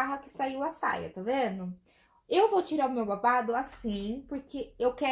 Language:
Portuguese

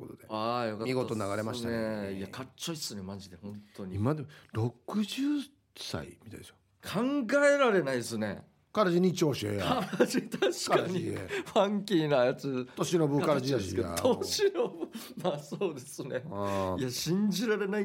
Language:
Japanese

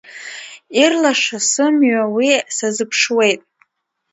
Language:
Abkhazian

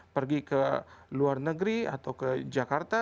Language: Indonesian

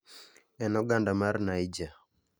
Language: Luo (Kenya and Tanzania)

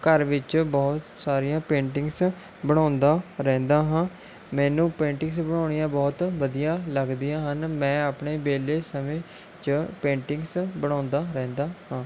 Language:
Punjabi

